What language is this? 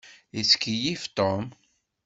Kabyle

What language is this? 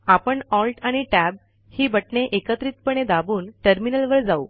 Marathi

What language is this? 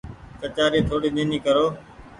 Goaria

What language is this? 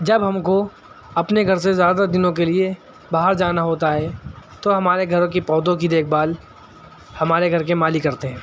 Urdu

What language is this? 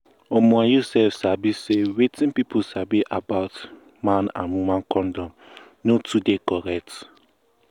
Nigerian Pidgin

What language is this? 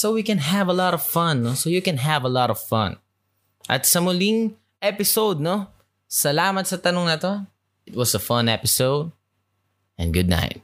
Filipino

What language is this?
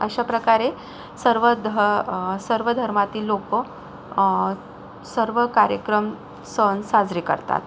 Marathi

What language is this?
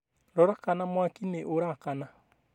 Kikuyu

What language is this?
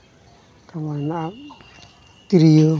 Santali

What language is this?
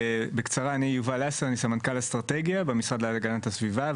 Hebrew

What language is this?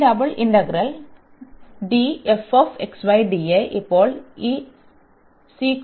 Malayalam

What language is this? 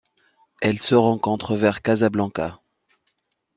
French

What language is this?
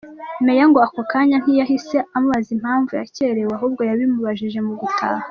Kinyarwanda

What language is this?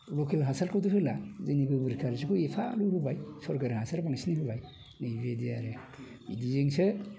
Bodo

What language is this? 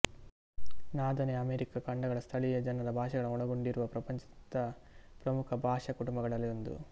Kannada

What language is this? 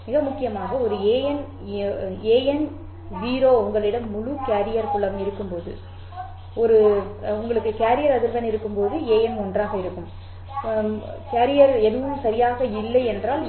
Tamil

